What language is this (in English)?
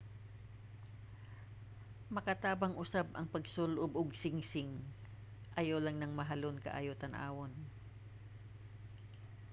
Cebuano